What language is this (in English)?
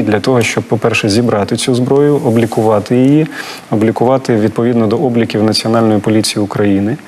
Ukrainian